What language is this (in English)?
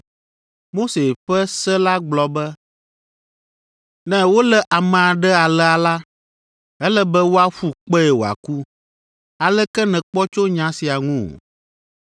Ewe